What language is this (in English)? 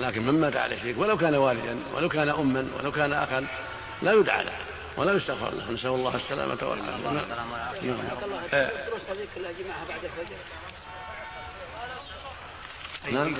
Arabic